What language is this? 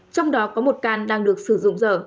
Vietnamese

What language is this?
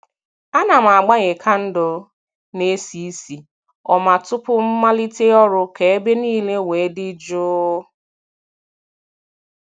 Igbo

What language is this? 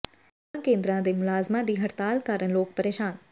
Punjabi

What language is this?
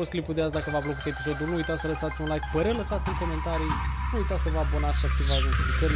Romanian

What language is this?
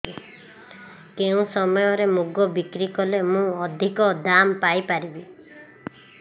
Odia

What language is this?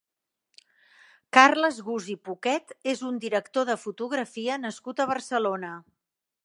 Catalan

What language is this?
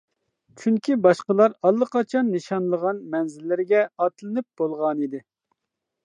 Uyghur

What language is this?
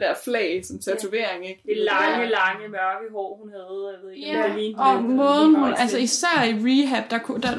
Danish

